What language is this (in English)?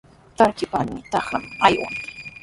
Sihuas Ancash Quechua